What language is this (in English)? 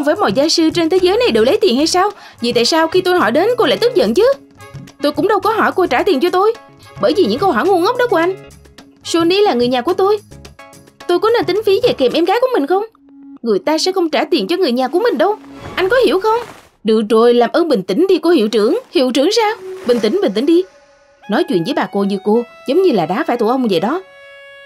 Vietnamese